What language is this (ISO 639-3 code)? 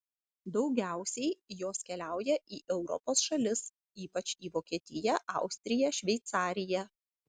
lit